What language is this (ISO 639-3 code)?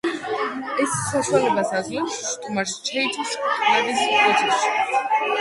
kat